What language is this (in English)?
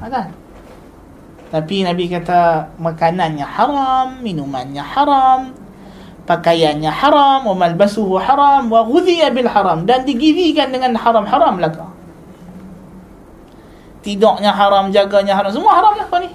Malay